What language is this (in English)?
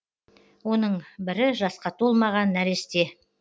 Kazakh